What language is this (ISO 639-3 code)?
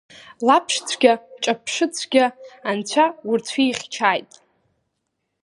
abk